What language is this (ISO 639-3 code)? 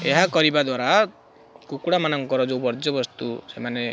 ori